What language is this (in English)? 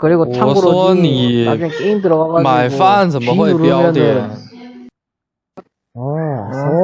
Korean